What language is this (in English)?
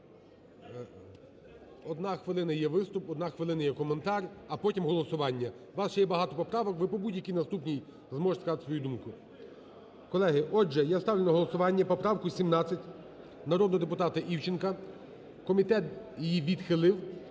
Ukrainian